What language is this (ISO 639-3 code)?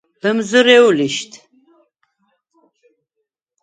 sva